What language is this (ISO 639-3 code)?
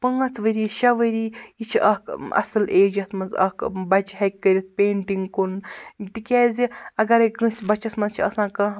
kas